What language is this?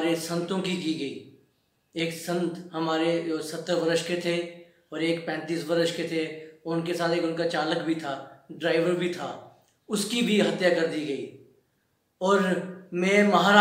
Hindi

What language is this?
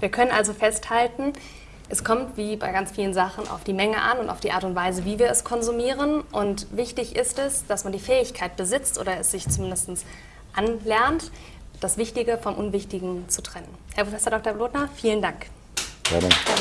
German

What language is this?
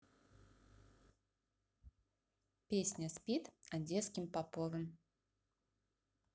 Russian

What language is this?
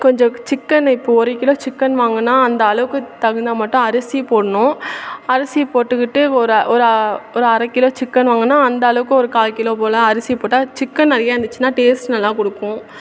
Tamil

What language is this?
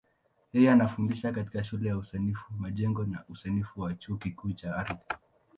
Swahili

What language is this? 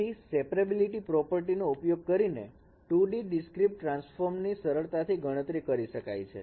Gujarati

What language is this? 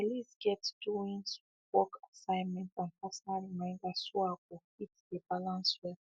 Nigerian Pidgin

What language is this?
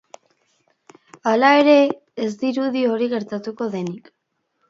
Basque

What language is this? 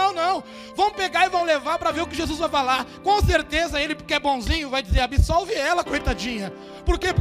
Portuguese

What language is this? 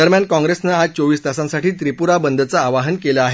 Marathi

